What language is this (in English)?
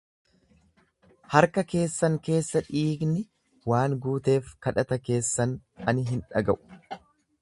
Oromo